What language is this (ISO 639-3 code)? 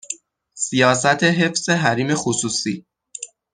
fas